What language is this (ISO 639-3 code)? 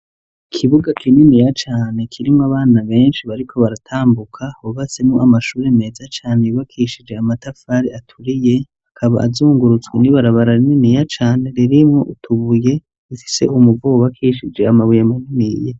run